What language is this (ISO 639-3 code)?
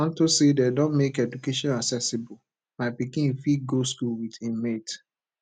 pcm